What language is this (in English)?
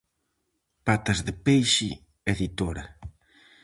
Galician